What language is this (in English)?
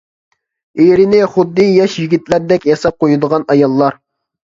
Uyghur